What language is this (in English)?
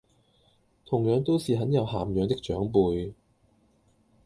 Cantonese